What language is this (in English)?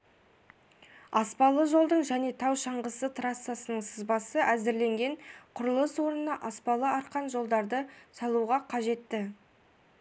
Kazakh